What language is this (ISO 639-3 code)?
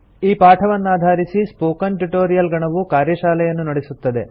kan